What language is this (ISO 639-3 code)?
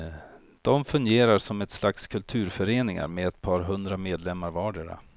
swe